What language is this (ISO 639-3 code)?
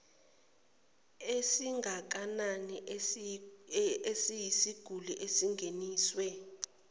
zul